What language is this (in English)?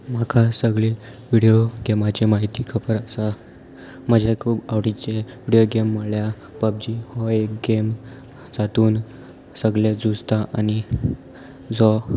Konkani